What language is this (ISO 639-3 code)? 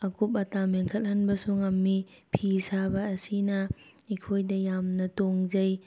mni